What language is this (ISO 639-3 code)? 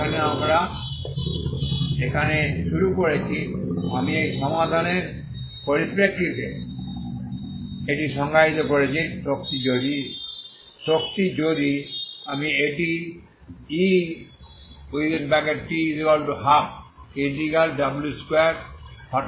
ben